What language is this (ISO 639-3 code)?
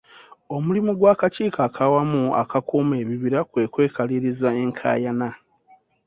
lug